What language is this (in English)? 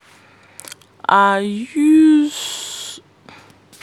Nigerian Pidgin